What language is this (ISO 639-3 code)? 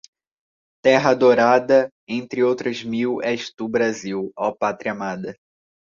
por